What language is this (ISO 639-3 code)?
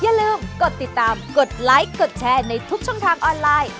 tha